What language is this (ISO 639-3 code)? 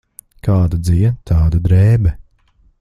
lav